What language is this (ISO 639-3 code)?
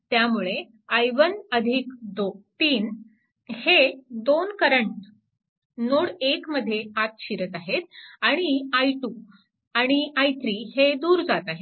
mar